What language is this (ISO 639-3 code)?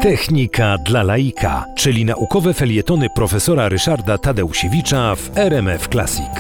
pol